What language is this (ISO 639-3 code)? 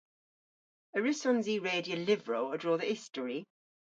cor